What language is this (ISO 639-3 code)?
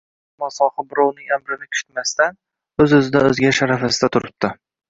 uzb